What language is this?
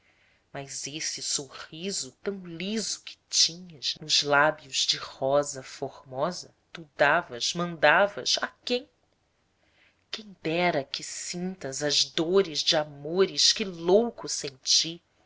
Portuguese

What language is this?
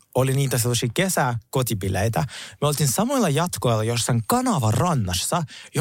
Finnish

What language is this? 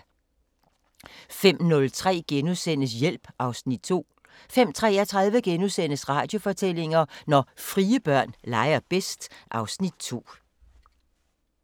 Danish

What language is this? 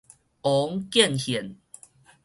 Min Nan Chinese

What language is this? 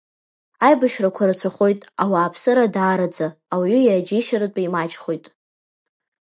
Abkhazian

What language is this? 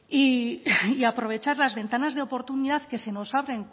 Spanish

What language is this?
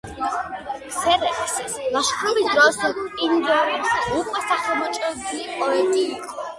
Georgian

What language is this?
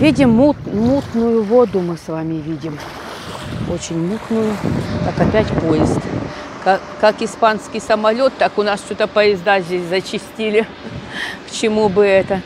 Russian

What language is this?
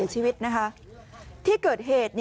Thai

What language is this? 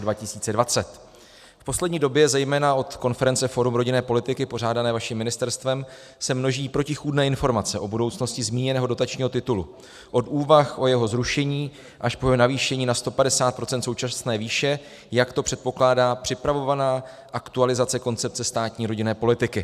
Czech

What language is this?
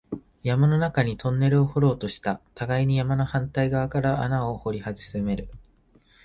Japanese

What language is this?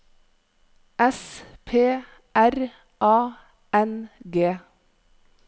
Norwegian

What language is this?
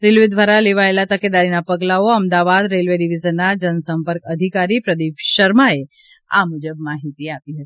Gujarati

